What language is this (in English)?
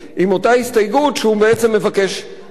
Hebrew